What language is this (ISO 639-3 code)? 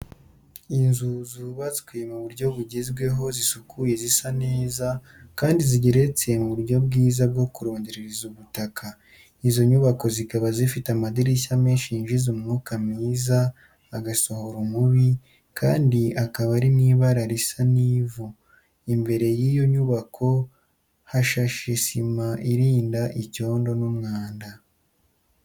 kin